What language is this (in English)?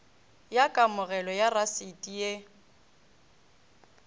Northern Sotho